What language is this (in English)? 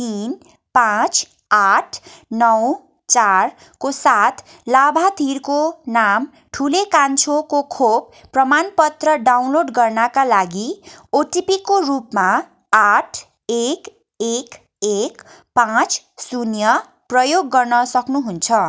Nepali